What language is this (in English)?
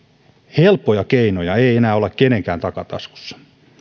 Finnish